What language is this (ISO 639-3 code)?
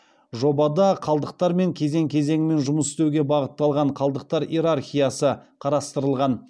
kaz